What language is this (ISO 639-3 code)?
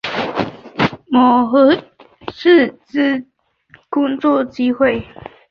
zho